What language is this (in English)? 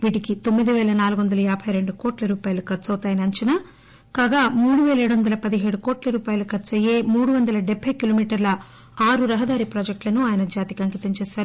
Telugu